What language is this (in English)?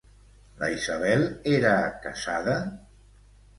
Catalan